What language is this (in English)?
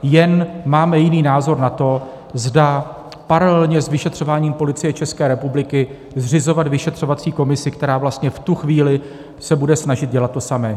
Czech